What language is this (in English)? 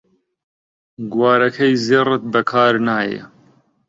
Central Kurdish